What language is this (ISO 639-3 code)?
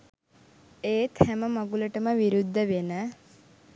sin